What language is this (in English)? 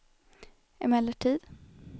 Swedish